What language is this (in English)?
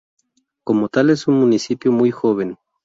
Spanish